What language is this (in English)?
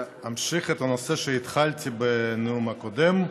Hebrew